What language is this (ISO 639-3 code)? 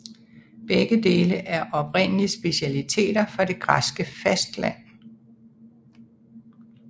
dan